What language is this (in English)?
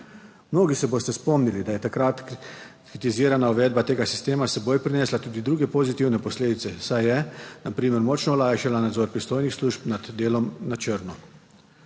Slovenian